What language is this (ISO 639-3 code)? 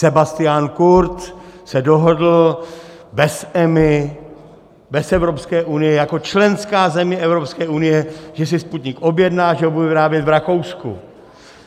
ces